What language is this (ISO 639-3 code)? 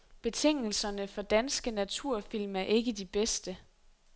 dan